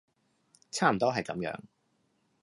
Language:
Cantonese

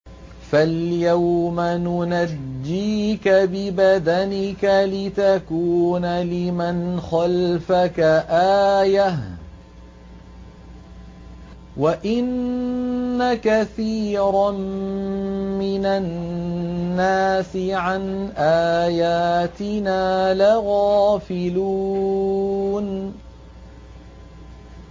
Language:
Arabic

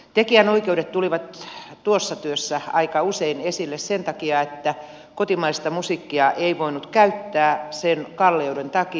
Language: Finnish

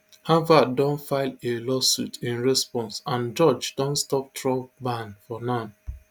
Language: Nigerian Pidgin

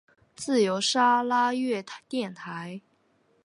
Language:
Chinese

